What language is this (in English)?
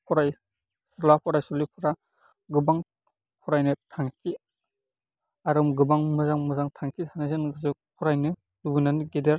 Bodo